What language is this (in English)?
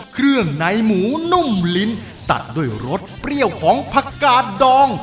Thai